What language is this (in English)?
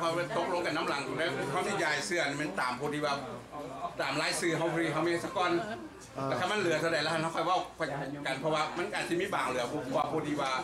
Thai